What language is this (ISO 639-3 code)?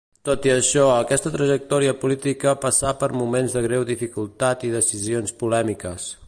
cat